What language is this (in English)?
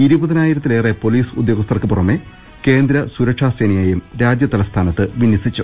Malayalam